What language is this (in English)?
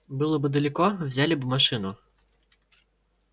Russian